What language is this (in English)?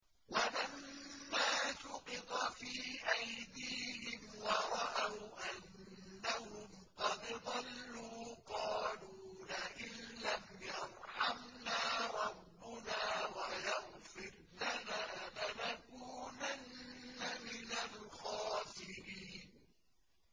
Arabic